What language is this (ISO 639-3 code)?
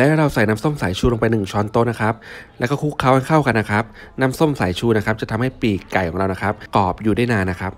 tha